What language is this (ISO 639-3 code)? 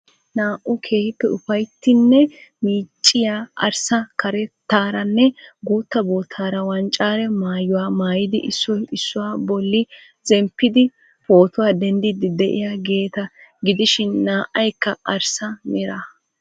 wal